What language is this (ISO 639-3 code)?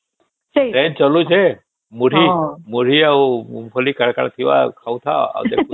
ori